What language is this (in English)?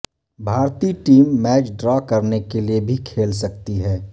Urdu